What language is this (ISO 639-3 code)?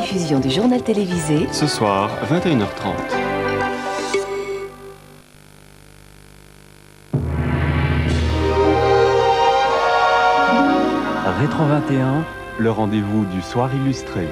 fra